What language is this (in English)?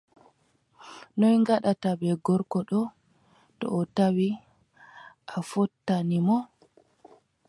Adamawa Fulfulde